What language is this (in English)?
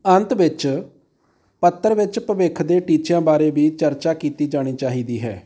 Punjabi